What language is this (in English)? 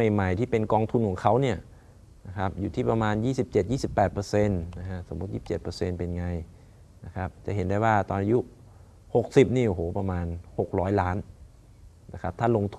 Thai